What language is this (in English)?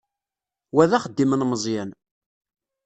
Kabyle